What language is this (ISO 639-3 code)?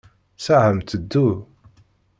kab